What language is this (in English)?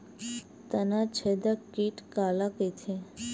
Chhattisgarhi